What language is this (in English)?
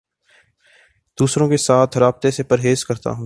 Urdu